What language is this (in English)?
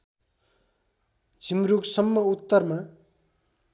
Nepali